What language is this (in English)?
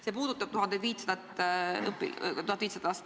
Estonian